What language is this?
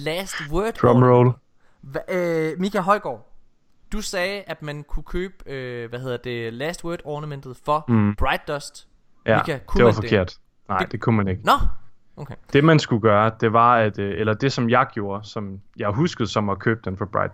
Danish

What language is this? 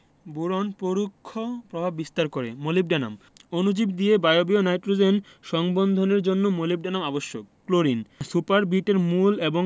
Bangla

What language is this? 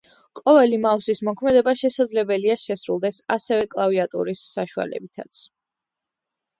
Georgian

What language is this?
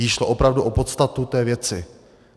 Czech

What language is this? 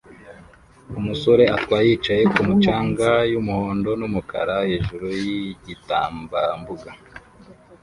Kinyarwanda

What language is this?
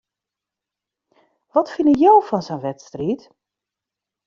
Western Frisian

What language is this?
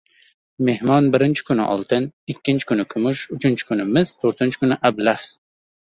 Uzbek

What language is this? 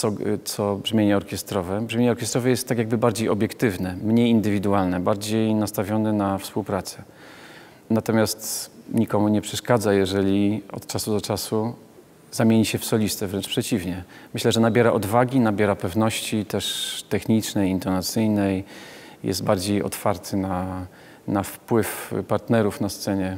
Polish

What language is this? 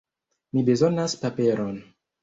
Esperanto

